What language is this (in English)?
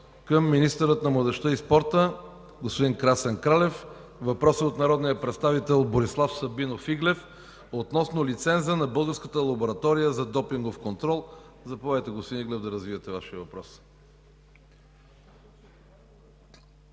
Bulgarian